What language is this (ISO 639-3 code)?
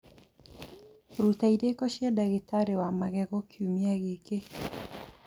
kik